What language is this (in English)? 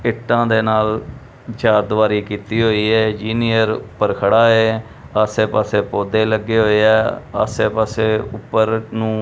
Punjabi